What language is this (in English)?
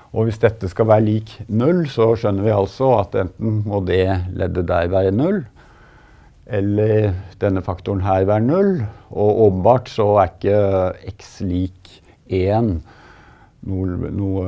Croatian